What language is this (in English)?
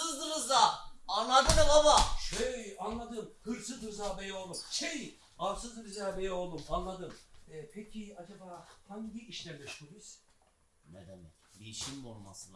Turkish